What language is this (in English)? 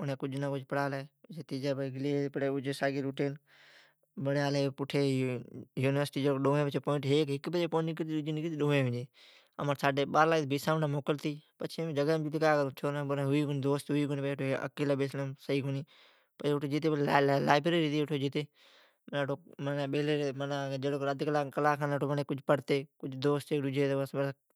Od